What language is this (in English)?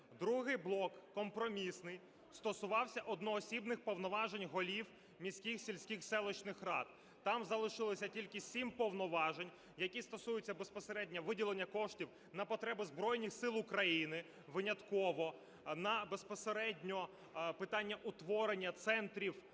Ukrainian